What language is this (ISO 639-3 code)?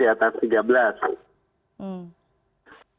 ind